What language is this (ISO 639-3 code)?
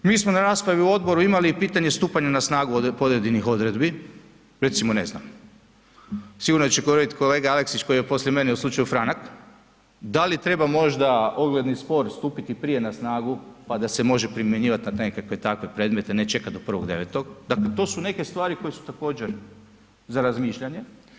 hrv